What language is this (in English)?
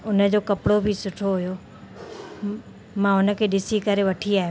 Sindhi